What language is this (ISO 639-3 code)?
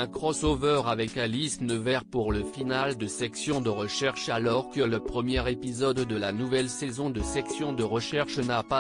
fra